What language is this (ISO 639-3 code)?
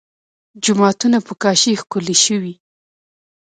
pus